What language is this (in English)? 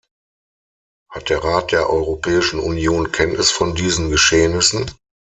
German